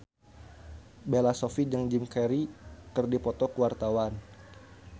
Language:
Sundanese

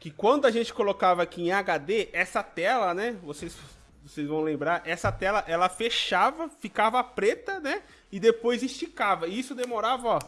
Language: Portuguese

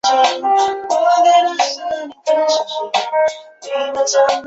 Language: Chinese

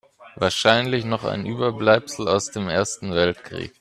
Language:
German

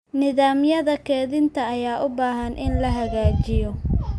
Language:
Somali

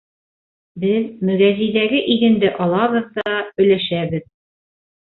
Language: Bashkir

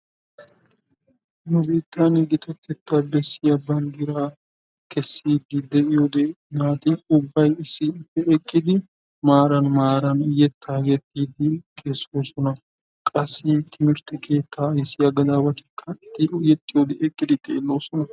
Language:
Wolaytta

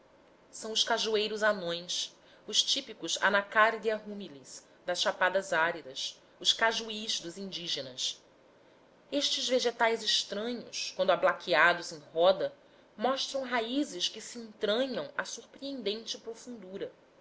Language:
Portuguese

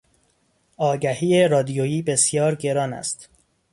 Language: Persian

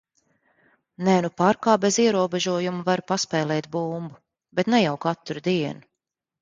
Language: Latvian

